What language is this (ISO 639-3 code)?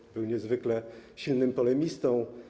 pol